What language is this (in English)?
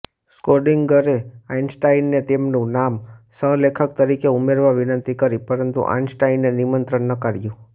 Gujarati